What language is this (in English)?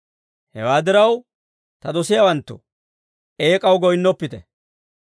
Dawro